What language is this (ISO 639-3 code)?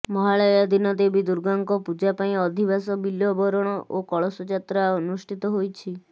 ori